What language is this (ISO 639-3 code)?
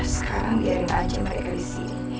ind